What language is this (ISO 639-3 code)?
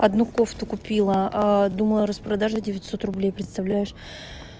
rus